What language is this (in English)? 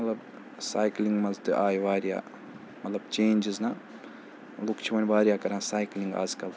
Kashmiri